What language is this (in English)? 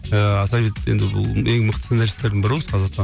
Kazakh